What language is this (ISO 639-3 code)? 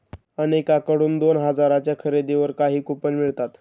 mar